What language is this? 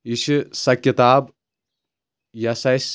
Kashmiri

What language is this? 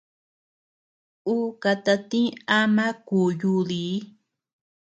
Tepeuxila Cuicatec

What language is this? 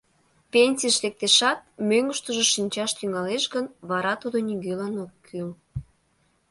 Mari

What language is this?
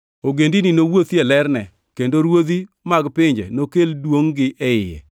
Luo (Kenya and Tanzania)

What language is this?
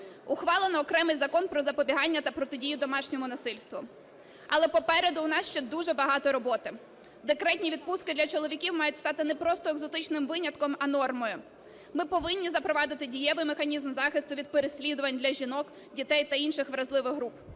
Ukrainian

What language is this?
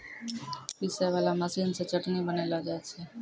Maithili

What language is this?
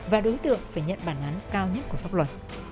Vietnamese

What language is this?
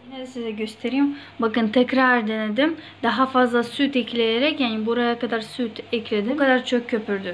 Turkish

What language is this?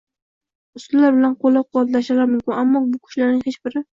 Uzbek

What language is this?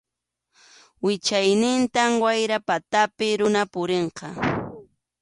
Arequipa-La Unión Quechua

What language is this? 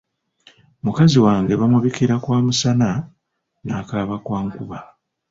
Ganda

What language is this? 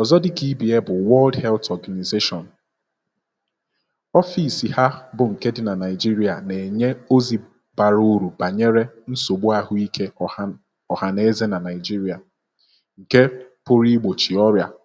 Igbo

